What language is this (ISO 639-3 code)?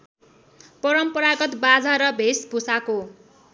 nep